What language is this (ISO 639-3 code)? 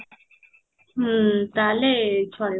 ori